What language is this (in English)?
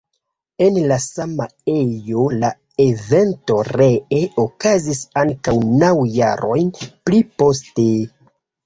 Esperanto